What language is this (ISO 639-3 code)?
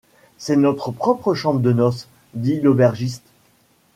fra